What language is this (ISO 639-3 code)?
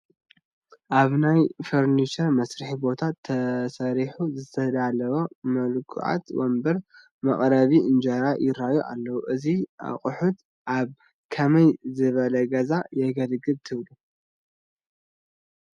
tir